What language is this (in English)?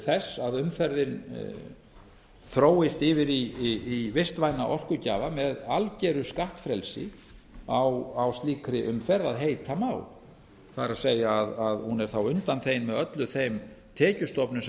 Icelandic